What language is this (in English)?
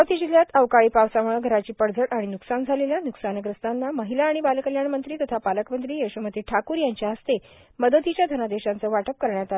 Marathi